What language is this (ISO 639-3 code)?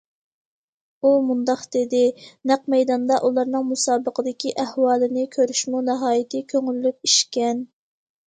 uig